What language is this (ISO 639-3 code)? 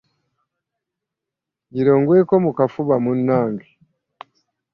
lug